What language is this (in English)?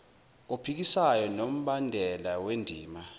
Zulu